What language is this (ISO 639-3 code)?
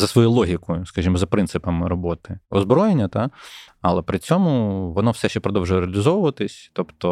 ukr